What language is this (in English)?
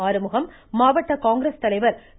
Tamil